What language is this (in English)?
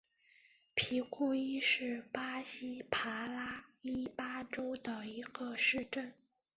Chinese